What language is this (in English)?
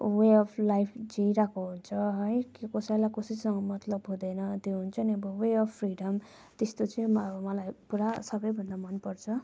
Nepali